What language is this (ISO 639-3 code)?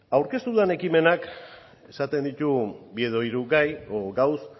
eus